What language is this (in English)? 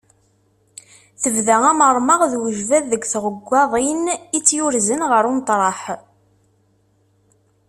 Kabyle